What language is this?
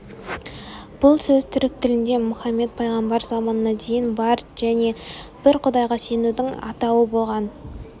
Kazakh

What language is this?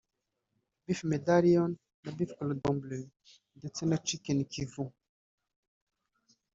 Kinyarwanda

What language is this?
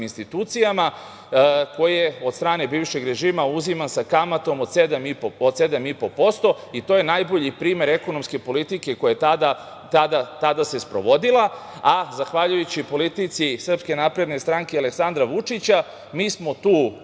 Serbian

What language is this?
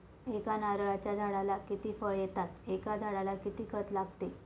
Marathi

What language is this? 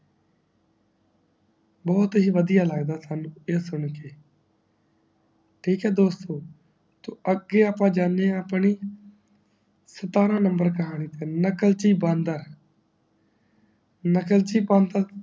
Punjabi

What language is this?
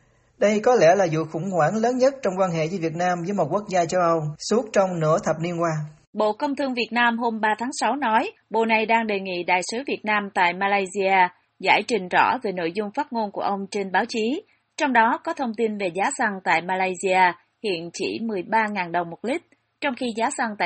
Vietnamese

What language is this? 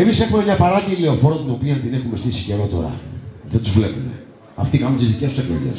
Greek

